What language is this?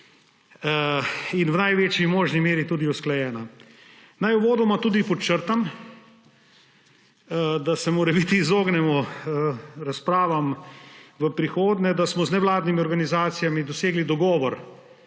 Slovenian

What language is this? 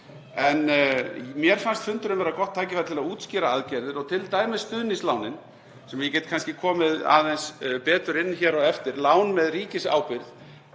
Icelandic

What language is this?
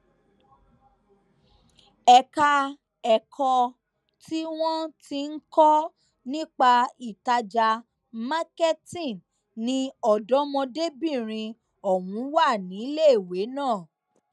Yoruba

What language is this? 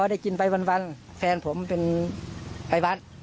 Thai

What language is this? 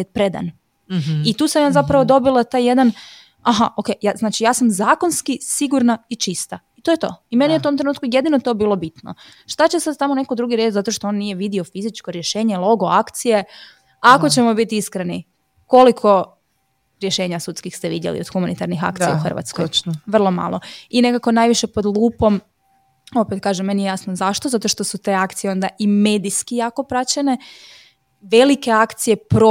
Croatian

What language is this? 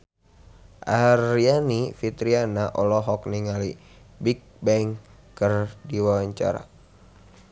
Sundanese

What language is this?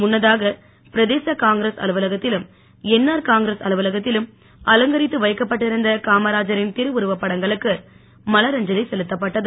Tamil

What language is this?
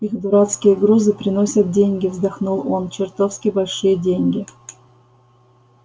Russian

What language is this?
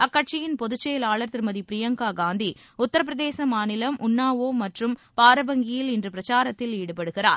Tamil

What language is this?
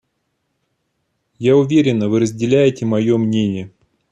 Russian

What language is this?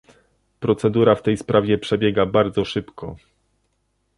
Polish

